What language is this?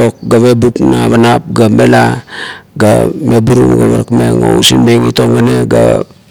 Kuot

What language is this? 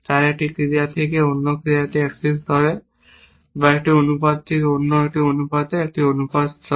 Bangla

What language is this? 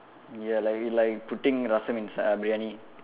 English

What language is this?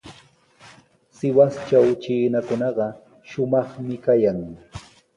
Sihuas Ancash Quechua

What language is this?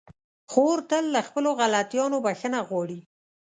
Pashto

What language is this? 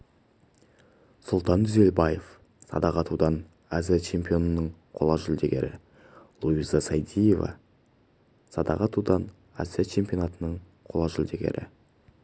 Kazakh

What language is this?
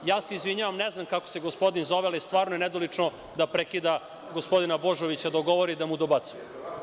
Serbian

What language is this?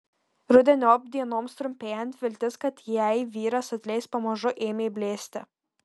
Lithuanian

